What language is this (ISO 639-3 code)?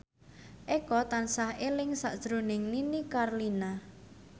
jav